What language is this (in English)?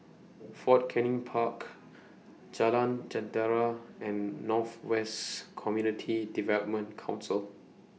English